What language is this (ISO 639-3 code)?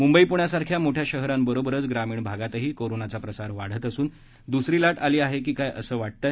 mar